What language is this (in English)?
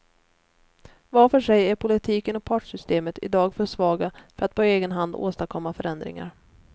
Swedish